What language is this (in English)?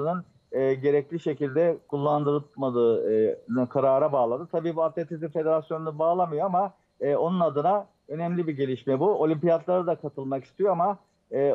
Turkish